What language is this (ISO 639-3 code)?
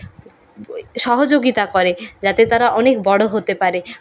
ben